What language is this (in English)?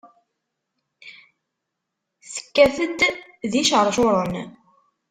Kabyle